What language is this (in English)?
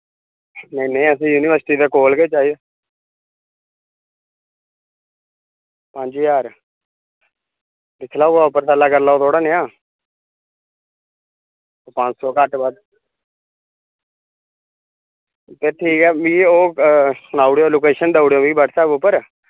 Dogri